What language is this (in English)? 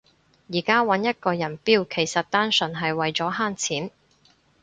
Cantonese